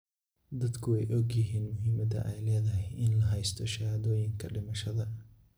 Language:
Somali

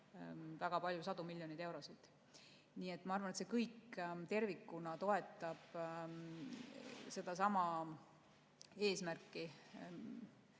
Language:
Estonian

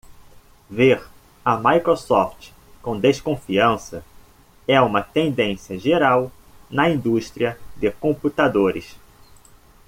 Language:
Portuguese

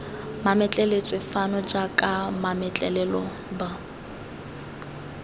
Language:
Tswana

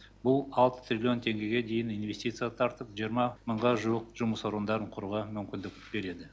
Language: Kazakh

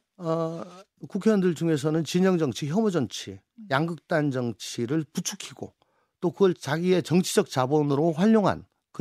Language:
Korean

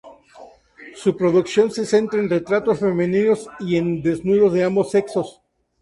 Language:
Spanish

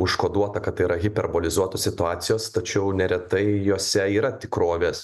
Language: Lithuanian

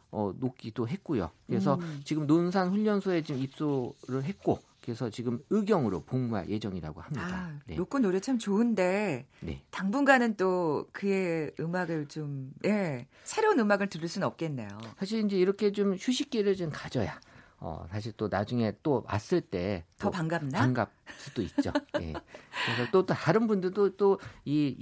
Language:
Korean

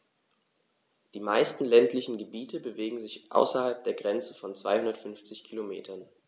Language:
German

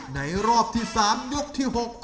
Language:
Thai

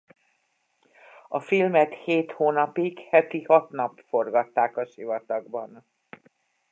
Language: Hungarian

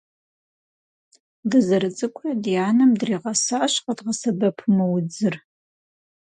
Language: Kabardian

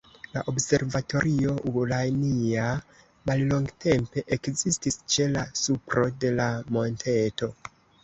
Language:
Esperanto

